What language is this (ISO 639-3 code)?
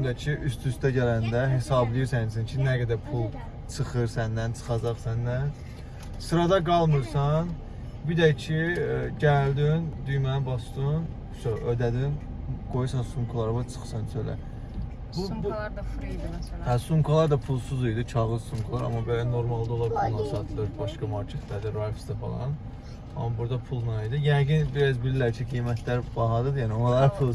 tur